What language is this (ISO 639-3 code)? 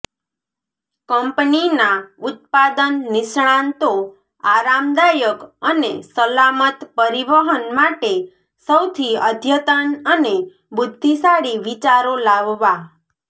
guj